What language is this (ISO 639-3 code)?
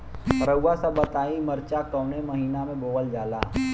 bho